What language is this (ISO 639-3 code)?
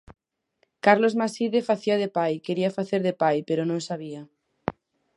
glg